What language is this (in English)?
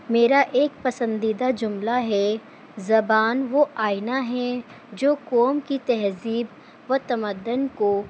Urdu